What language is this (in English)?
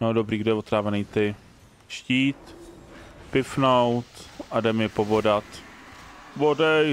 Czech